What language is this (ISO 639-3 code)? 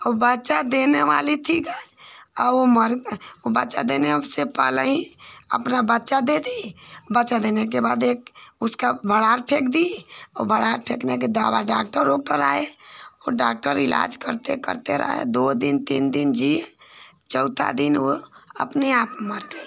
hin